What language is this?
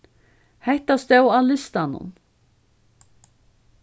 Faroese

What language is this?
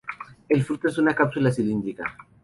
Spanish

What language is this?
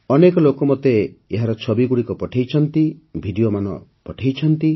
Odia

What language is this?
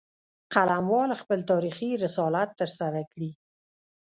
Pashto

